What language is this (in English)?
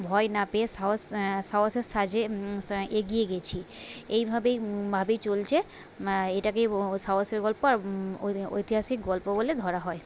Bangla